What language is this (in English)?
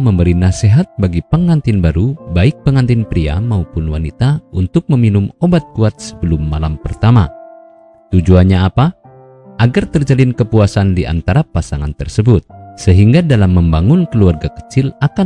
Indonesian